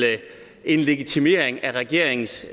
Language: Danish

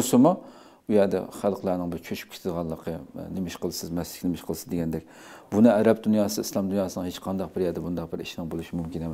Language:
Turkish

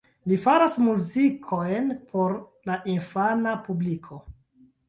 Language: Esperanto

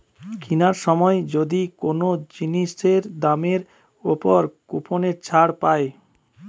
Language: Bangla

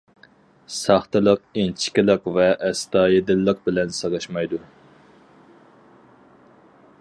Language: Uyghur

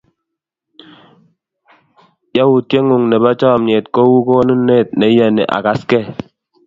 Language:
Kalenjin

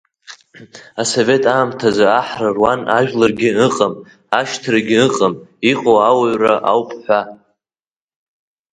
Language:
Abkhazian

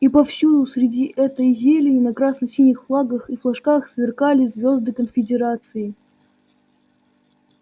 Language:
Russian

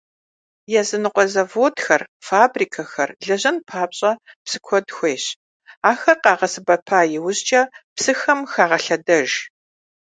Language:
Kabardian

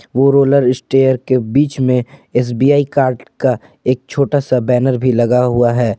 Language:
Hindi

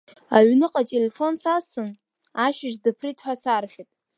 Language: Abkhazian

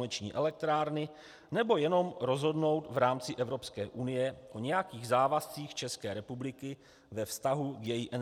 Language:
Czech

